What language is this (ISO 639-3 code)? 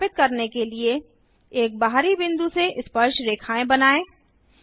hin